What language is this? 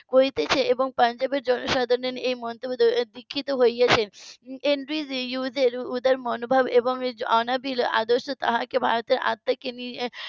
Bangla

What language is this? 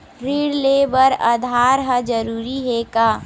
Chhattisgarhi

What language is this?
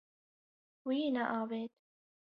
Kurdish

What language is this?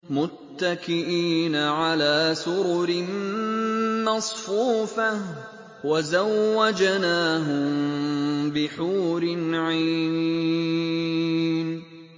Arabic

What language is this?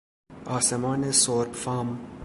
Persian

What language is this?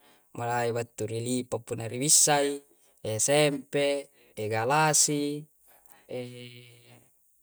Coastal Konjo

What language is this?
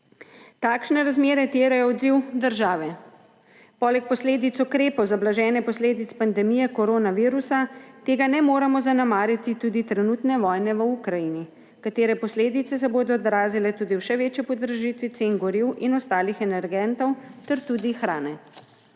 Slovenian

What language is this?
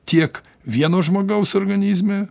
Lithuanian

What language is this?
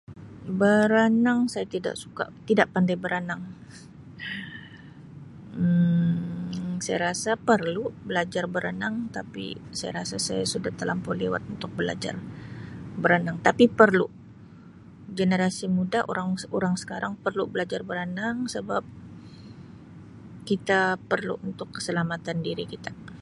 Sabah Malay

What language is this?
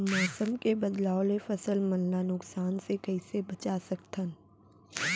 Chhattisgarhi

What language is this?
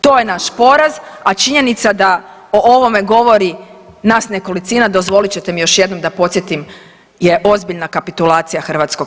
Croatian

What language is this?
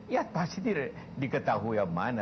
Indonesian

